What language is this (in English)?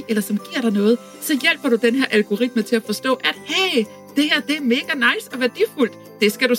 Danish